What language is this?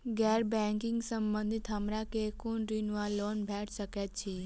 Maithili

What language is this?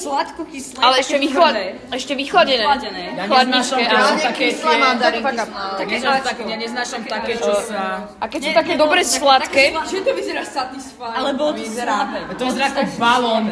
Slovak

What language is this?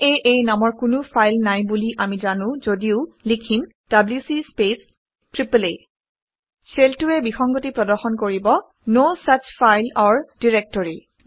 Assamese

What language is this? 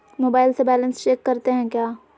Magahi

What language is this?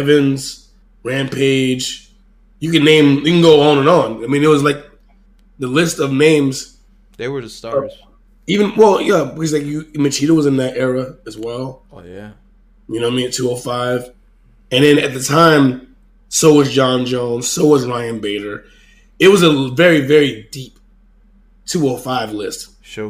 English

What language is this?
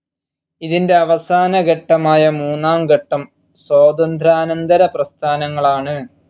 Malayalam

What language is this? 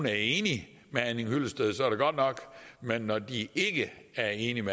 Danish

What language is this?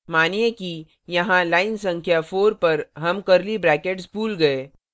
Hindi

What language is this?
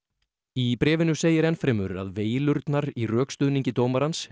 Icelandic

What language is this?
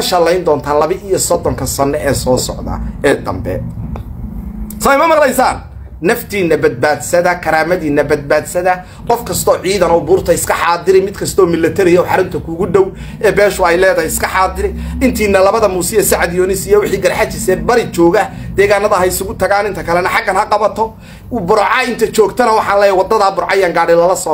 Arabic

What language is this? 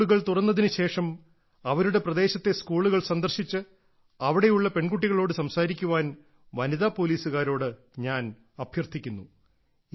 Malayalam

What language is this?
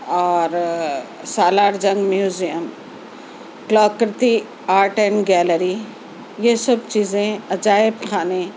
Urdu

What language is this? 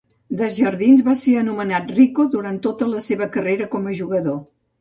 Catalan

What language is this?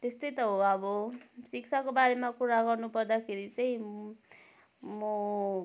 Nepali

